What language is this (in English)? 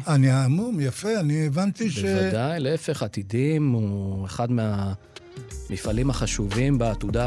Hebrew